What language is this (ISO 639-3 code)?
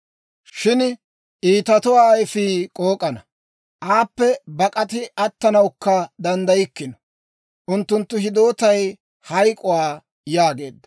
dwr